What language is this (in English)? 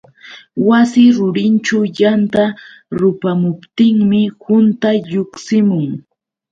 Yauyos Quechua